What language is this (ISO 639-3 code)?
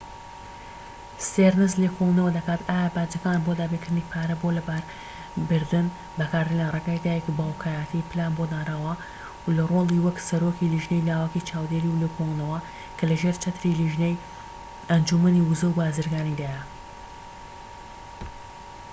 ckb